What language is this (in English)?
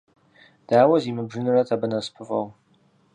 Kabardian